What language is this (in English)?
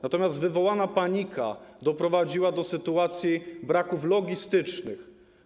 Polish